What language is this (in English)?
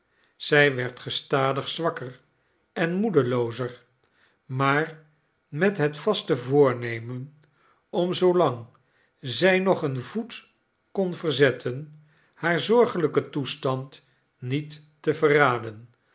Dutch